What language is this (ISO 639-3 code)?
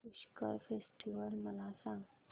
mar